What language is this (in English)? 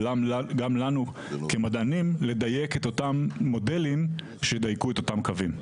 Hebrew